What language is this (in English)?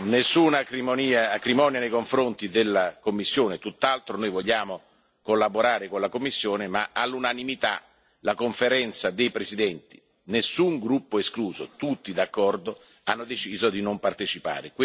Italian